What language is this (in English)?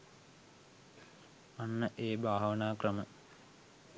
Sinhala